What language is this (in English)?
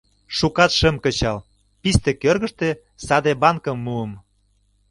Mari